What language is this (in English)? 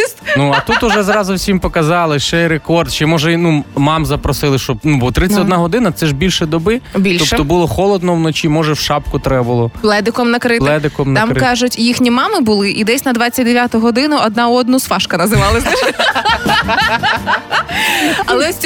Ukrainian